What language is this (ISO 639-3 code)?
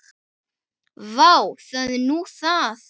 isl